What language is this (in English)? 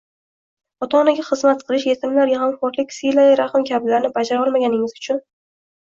Uzbek